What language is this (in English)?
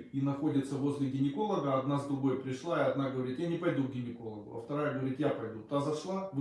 Russian